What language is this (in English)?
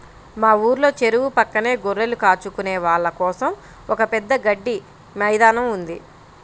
Telugu